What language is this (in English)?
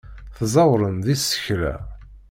Kabyle